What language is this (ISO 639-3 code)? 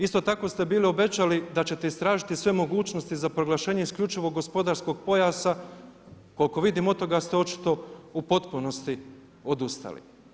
hrv